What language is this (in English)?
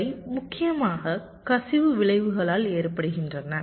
Tamil